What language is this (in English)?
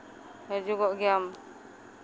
Santali